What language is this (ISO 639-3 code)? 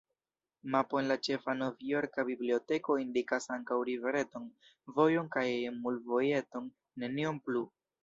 epo